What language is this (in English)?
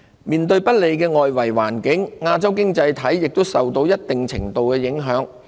Cantonese